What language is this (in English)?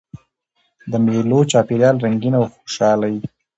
Pashto